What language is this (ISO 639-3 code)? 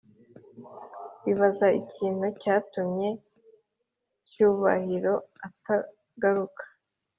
kin